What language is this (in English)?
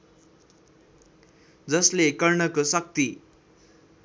Nepali